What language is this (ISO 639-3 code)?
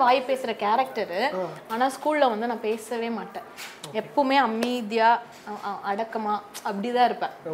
tam